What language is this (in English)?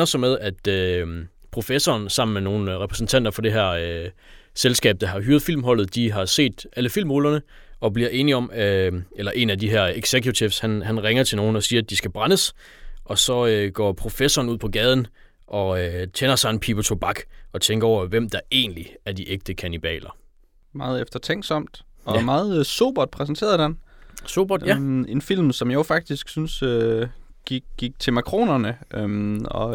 Danish